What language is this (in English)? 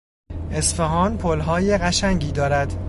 Persian